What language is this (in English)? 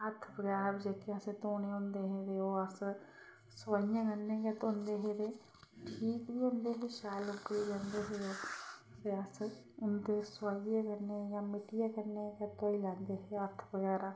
Dogri